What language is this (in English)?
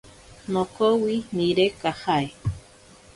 Ashéninka Perené